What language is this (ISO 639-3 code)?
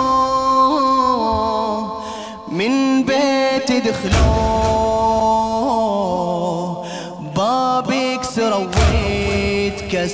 ara